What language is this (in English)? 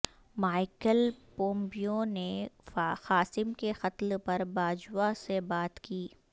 Urdu